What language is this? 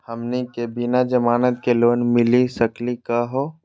Magahi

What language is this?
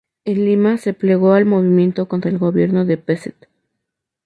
Spanish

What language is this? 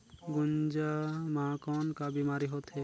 Chhattisgarhi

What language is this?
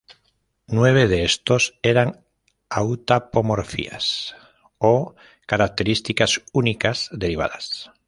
Spanish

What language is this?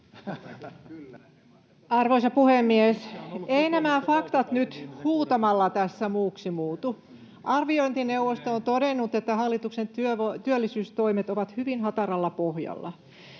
Finnish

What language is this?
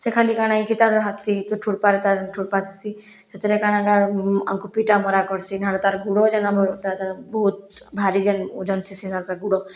Odia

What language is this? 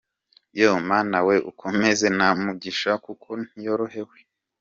Kinyarwanda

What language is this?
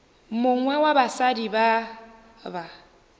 Northern Sotho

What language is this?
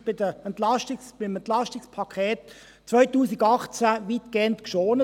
Swiss German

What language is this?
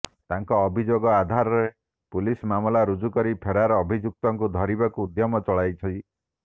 Odia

